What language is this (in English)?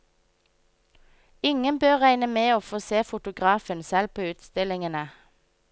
Norwegian